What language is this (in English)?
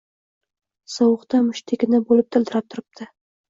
Uzbek